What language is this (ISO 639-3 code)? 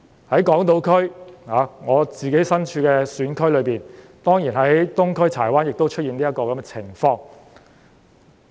yue